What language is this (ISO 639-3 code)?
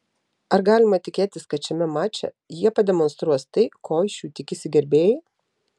lit